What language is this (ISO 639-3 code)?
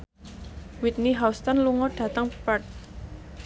jav